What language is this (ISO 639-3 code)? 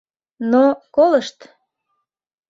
chm